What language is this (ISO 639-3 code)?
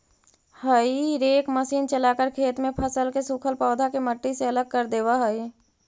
mag